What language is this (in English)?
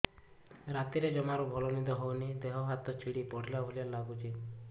Odia